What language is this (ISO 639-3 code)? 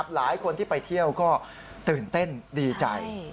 tha